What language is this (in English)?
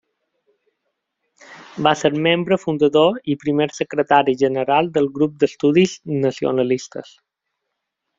Catalan